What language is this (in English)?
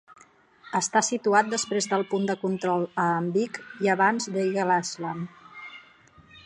Catalan